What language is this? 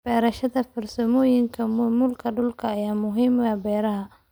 Somali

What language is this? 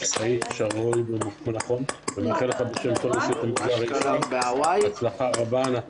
Hebrew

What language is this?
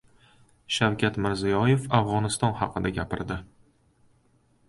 Uzbek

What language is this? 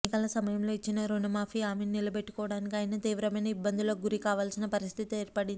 Telugu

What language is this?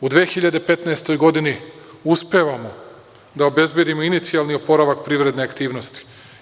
Serbian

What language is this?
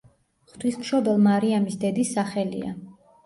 Georgian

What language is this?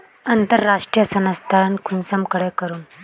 Magahi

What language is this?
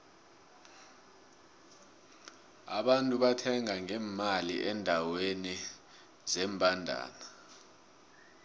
South Ndebele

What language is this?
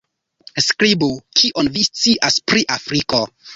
Esperanto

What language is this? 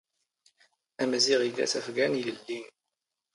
Standard Moroccan Tamazight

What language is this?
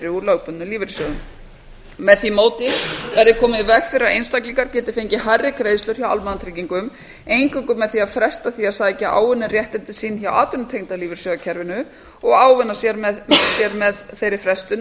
Icelandic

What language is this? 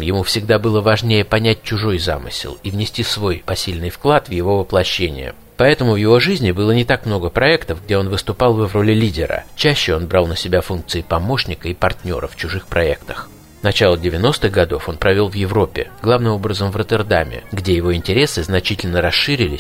Russian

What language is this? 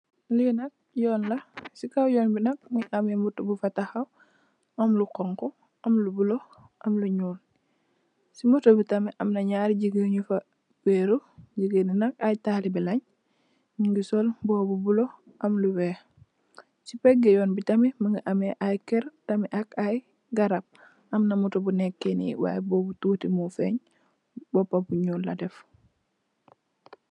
Wolof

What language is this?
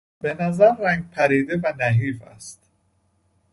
Persian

